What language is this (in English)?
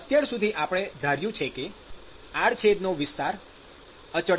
Gujarati